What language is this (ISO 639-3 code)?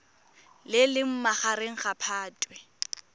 tsn